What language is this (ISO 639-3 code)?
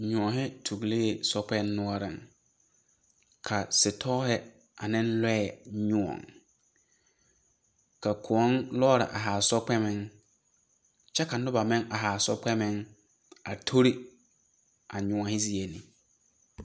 dga